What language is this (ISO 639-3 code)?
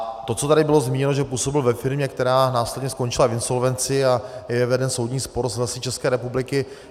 ces